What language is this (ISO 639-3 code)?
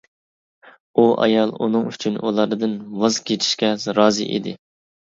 uig